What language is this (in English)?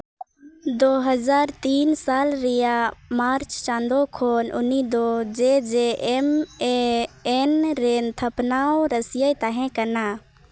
Santali